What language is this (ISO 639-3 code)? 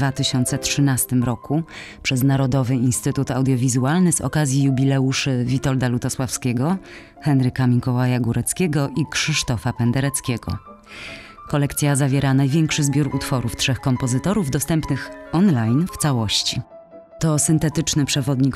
pol